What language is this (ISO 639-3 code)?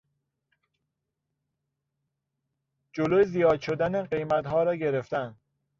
fas